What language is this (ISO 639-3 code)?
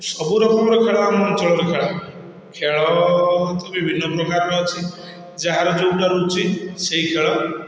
ori